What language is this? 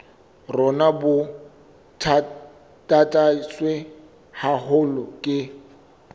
Southern Sotho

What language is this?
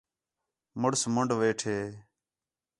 Khetrani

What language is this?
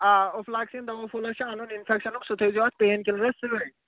Kashmiri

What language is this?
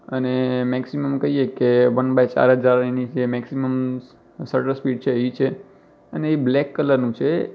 Gujarati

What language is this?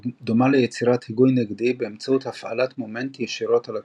Hebrew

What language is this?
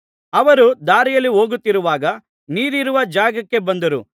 Kannada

